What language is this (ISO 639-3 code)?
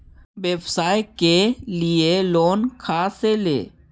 mag